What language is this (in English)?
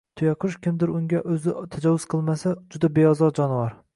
Uzbek